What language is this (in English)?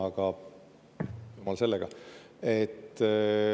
Estonian